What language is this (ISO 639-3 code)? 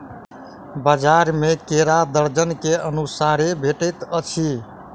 mai